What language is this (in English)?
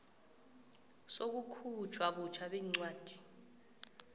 South Ndebele